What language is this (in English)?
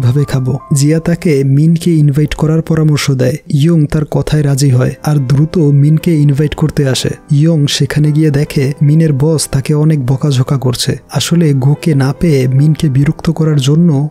Hindi